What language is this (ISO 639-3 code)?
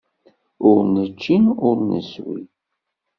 kab